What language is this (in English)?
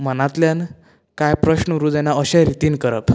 Konkani